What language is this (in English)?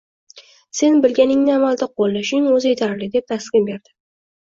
Uzbek